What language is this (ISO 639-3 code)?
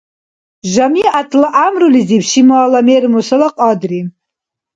dar